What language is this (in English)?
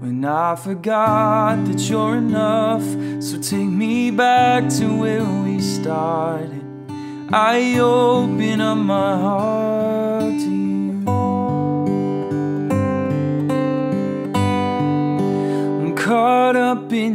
English